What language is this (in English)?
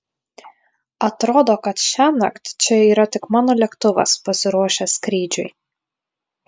Lithuanian